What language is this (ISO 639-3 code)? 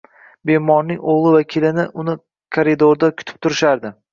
uzb